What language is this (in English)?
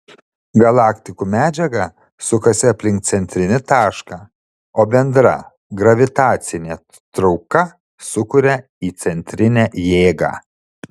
Lithuanian